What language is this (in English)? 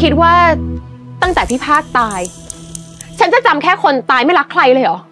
Thai